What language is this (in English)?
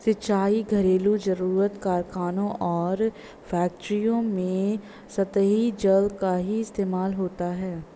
Hindi